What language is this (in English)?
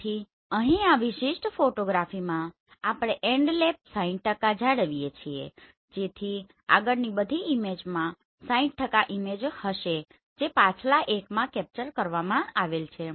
Gujarati